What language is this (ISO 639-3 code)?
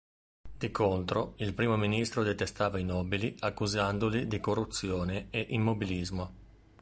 ita